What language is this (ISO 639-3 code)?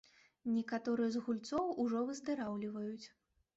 bel